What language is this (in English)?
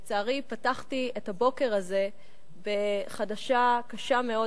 Hebrew